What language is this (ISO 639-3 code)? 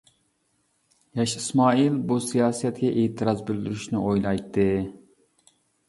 uig